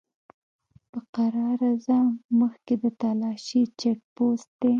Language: Pashto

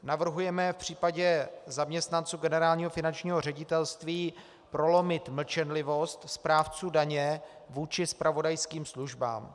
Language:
Czech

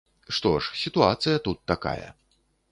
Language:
Belarusian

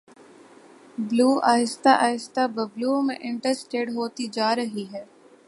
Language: Urdu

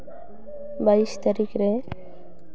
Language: Santali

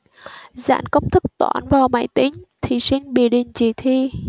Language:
Vietnamese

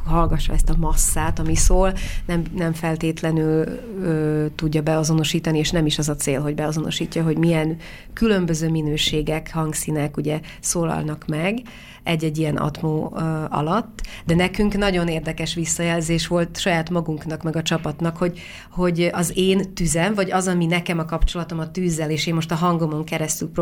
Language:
Hungarian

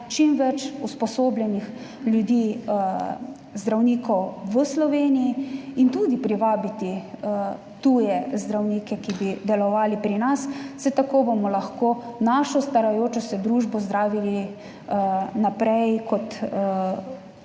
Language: Slovenian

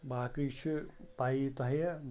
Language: Kashmiri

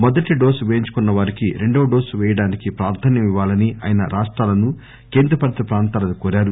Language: Telugu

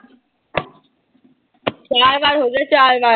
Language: Punjabi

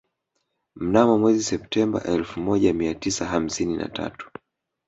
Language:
Swahili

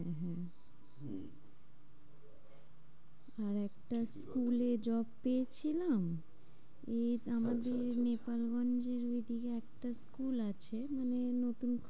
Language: Bangla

